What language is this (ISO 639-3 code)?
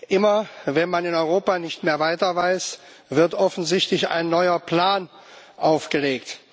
deu